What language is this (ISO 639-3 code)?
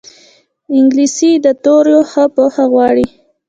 pus